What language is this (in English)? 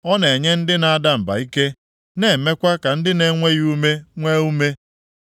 Igbo